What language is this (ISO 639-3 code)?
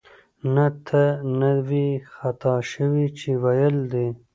pus